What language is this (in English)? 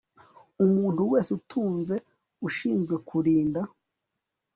Kinyarwanda